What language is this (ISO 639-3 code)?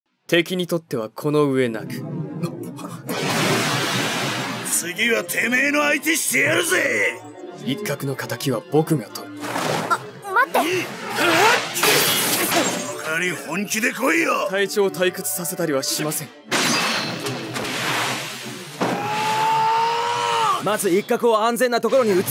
jpn